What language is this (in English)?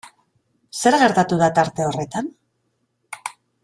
Basque